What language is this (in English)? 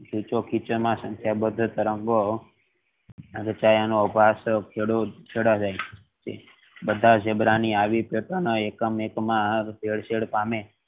Gujarati